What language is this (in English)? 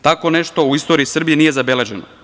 Serbian